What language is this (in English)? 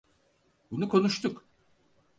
Turkish